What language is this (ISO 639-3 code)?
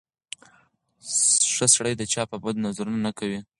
pus